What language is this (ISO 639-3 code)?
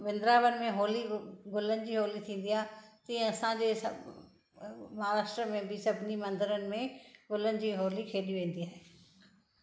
snd